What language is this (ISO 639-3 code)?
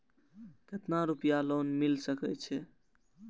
mai